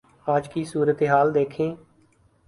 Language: Urdu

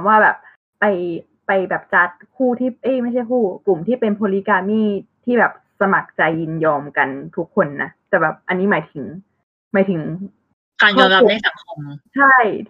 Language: Thai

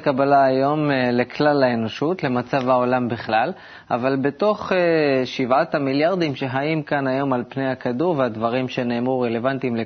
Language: Hebrew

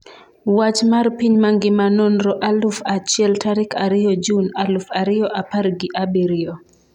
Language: Luo (Kenya and Tanzania)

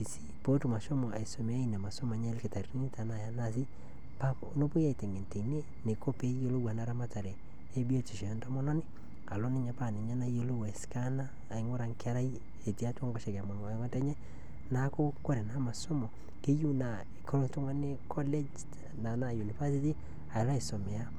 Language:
Masai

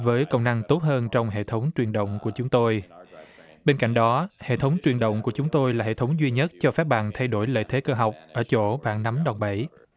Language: Vietnamese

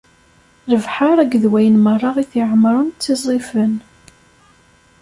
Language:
Kabyle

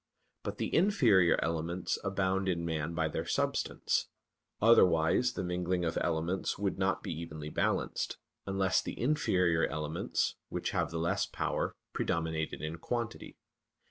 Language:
English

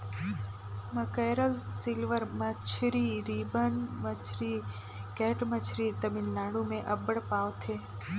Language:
Chhattisgarhi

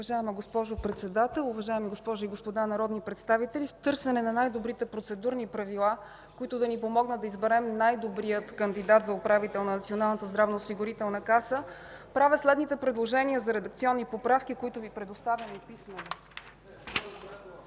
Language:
Bulgarian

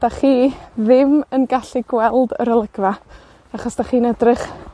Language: Welsh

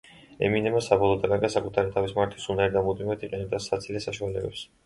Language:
Georgian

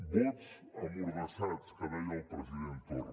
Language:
Catalan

